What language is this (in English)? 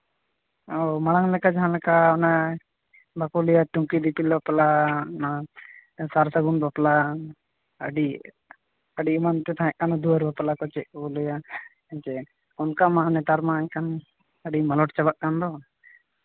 Santali